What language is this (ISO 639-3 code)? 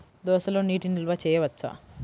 tel